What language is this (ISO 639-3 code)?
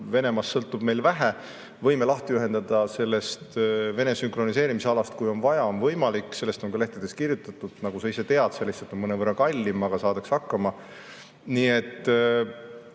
est